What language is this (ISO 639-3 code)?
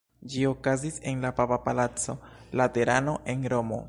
epo